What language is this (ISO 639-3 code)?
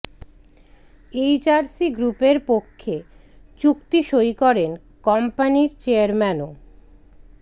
ben